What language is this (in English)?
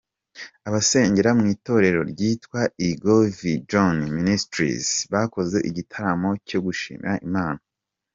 Kinyarwanda